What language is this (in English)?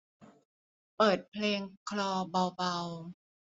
Thai